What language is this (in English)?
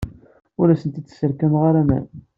Kabyle